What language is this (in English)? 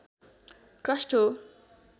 Nepali